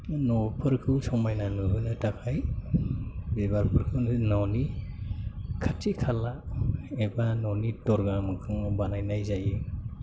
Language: Bodo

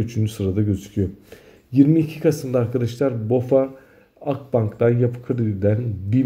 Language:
Turkish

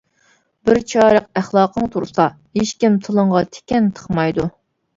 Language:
Uyghur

